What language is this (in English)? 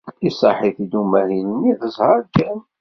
Kabyle